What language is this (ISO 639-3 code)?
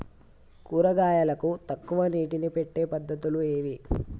tel